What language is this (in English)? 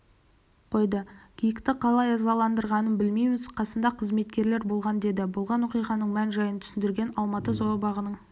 Kazakh